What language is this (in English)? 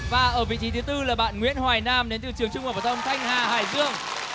Vietnamese